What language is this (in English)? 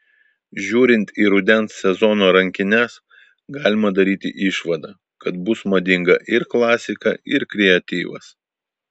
Lithuanian